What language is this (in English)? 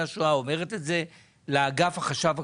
Hebrew